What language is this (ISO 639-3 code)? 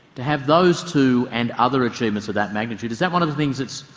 eng